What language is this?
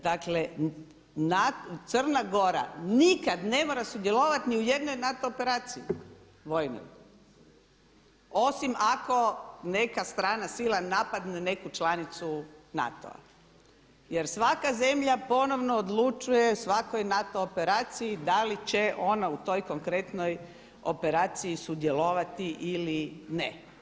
Croatian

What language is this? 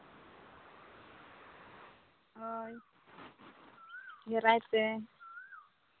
Santali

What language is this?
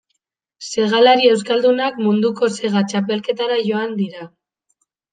Basque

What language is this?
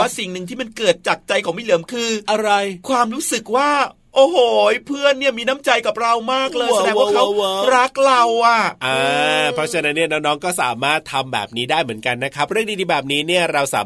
Thai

